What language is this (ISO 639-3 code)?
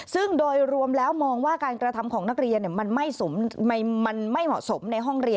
tha